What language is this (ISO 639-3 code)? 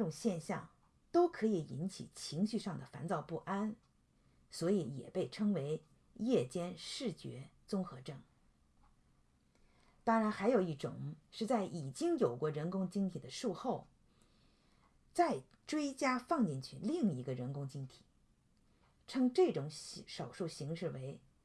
zho